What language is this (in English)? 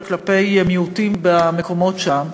Hebrew